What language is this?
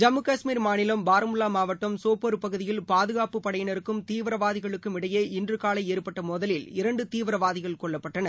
Tamil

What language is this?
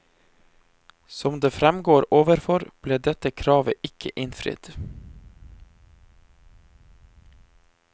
Norwegian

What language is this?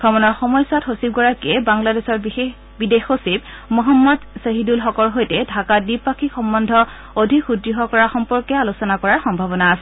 Assamese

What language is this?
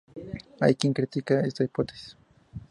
Spanish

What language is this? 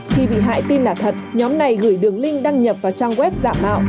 Vietnamese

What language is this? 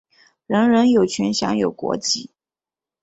Chinese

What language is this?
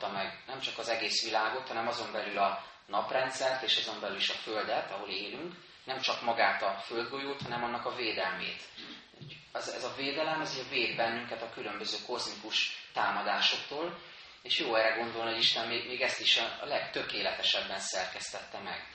Hungarian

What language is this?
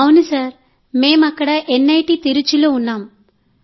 Telugu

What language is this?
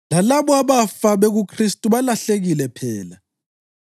North Ndebele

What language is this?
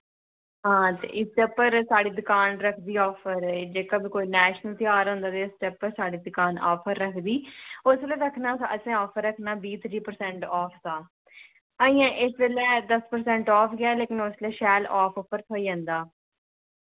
Dogri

